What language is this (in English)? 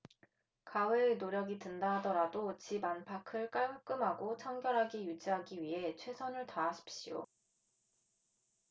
Korean